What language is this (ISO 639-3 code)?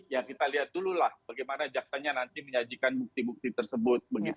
ind